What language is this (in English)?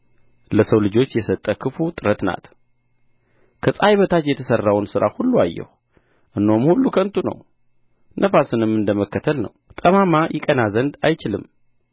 Amharic